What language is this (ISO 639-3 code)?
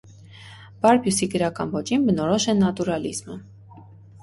hye